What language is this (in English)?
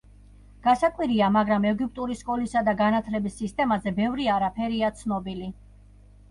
Georgian